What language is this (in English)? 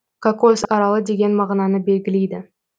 Kazakh